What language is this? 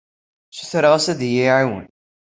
Kabyle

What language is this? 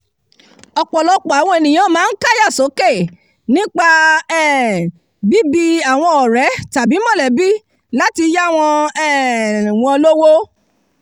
Yoruba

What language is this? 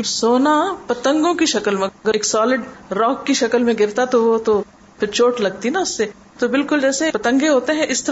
Urdu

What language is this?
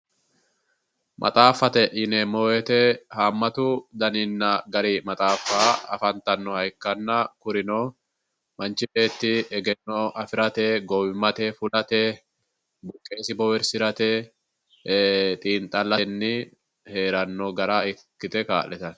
Sidamo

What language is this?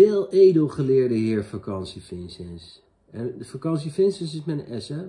Dutch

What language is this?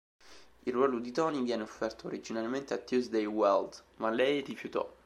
Italian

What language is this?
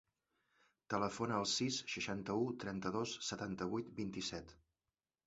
Catalan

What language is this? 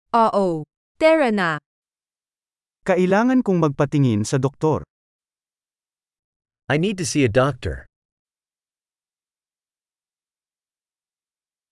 Filipino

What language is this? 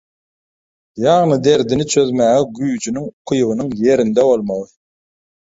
Turkmen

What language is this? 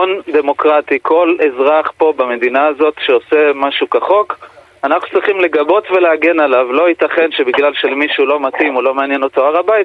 Hebrew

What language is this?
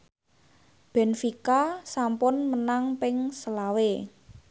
Javanese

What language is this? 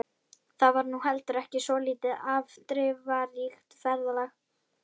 Icelandic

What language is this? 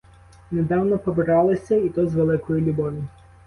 Ukrainian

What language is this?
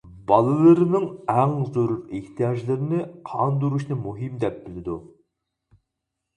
Uyghur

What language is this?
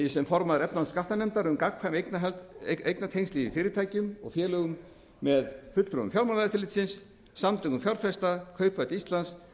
Icelandic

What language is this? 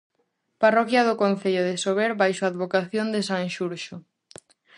Galician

